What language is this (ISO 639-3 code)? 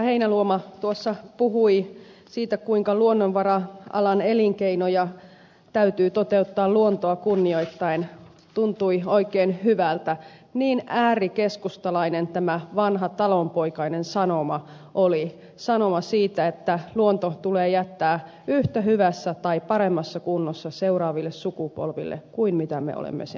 fin